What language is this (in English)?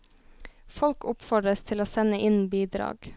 Norwegian